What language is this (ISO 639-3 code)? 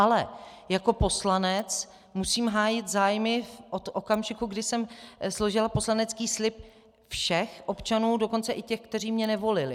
ces